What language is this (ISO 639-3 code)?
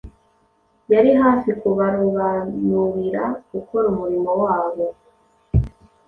kin